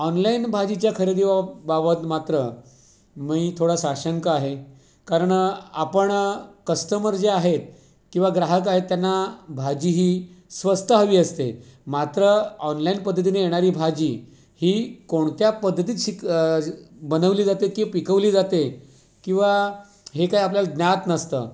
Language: Marathi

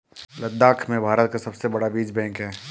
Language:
Hindi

